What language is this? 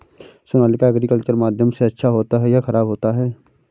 Hindi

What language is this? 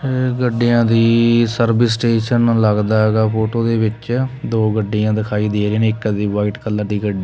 Punjabi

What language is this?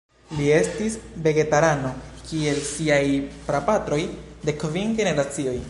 Esperanto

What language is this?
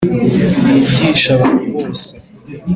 Kinyarwanda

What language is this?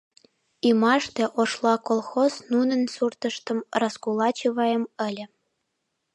Mari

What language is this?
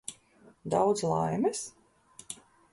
Latvian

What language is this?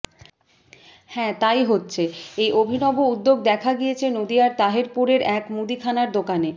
Bangla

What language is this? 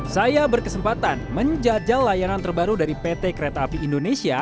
Indonesian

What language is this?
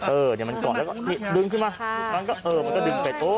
Thai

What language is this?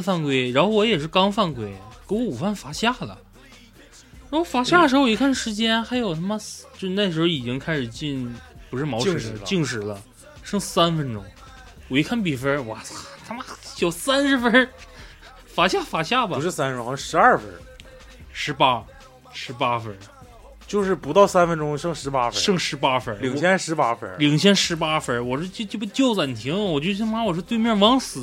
Chinese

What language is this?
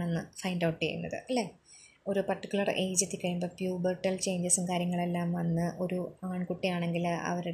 Malayalam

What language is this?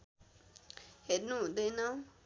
Nepali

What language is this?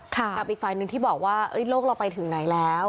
Thai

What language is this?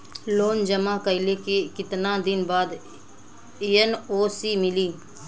Bhojpuri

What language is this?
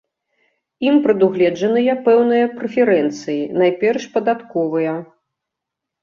Belarusian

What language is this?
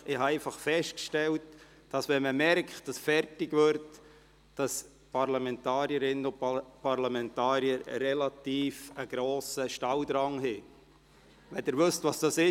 Swiss German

